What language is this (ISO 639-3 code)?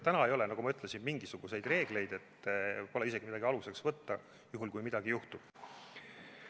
est